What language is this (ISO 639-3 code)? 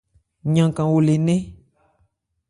ebr